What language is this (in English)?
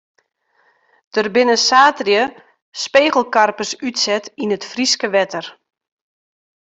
Western Frisian